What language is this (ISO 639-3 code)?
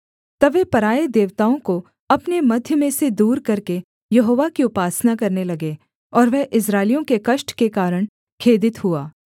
hin